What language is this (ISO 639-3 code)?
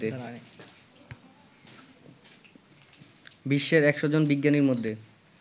ben